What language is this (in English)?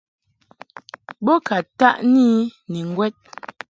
Mungaka